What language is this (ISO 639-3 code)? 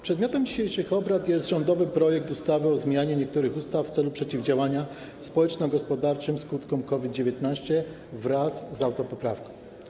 pol